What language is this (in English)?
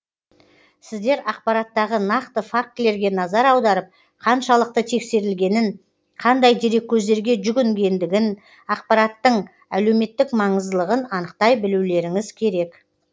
Kazakh